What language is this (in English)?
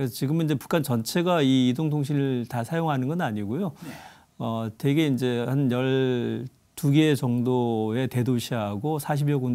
Korean